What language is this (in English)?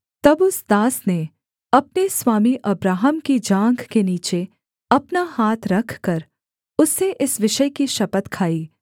Hindi